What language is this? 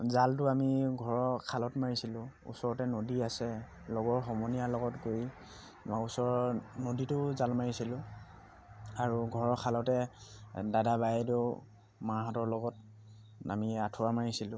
Assamese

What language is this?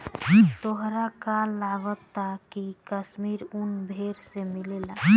Bhojpuri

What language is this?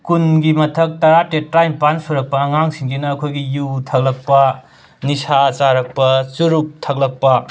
Manipuri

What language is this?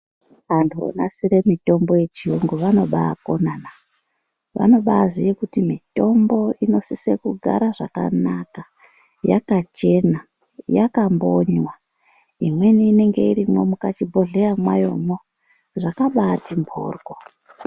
Ndau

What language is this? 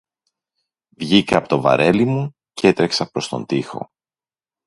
Greek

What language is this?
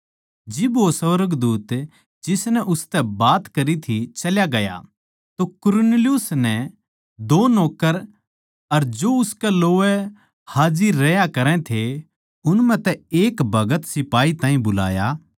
Haryanvi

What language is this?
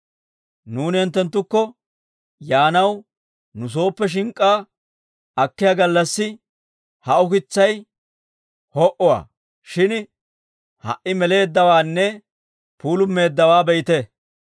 Dawro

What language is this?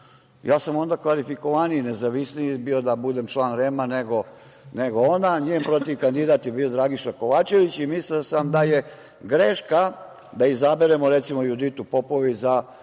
Serbian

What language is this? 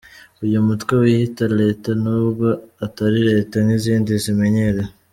Kinyarwanda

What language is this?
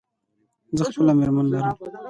Pashto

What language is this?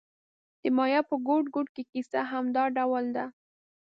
Pashto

